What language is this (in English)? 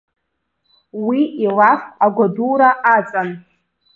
Abkhazian